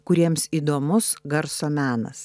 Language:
Lithuanian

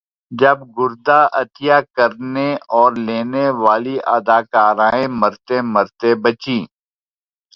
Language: Urdu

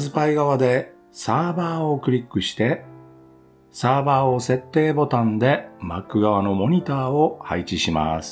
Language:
Japanese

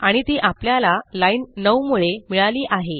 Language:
Marathi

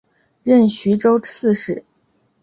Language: Chinese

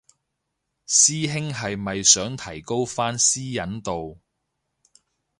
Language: Cantonese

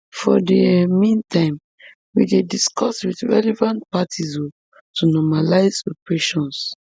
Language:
Nigerian Pidgin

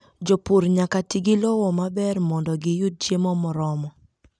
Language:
Luo (Kenya and Tanzania)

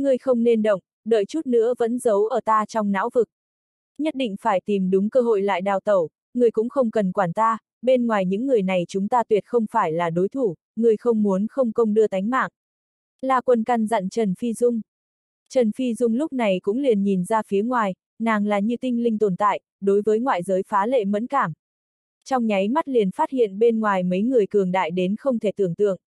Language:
Vietnamese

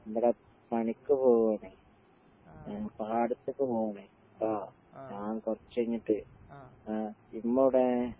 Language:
Malayalam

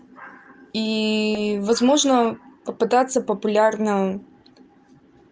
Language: Russian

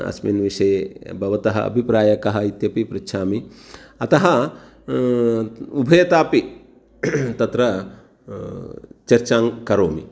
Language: Sanskrit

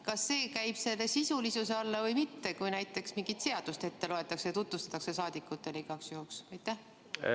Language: Estonian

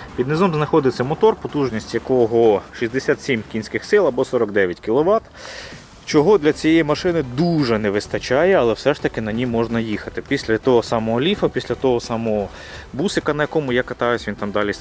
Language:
Ukrainian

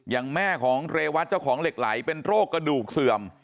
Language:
Thai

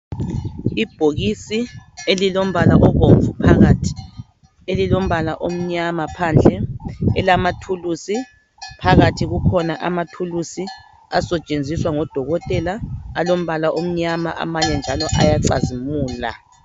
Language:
North Ndebele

